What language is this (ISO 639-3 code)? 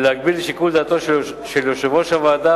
heb